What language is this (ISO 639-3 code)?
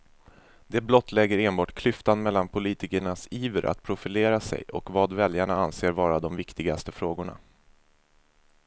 swe